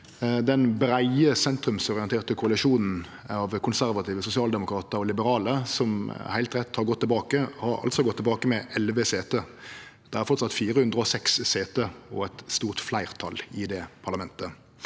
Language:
Norwegian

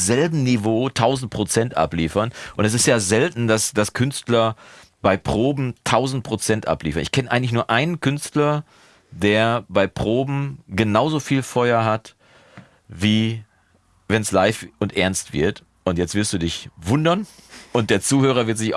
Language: German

